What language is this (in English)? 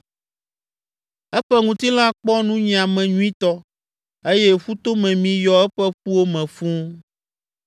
Ewe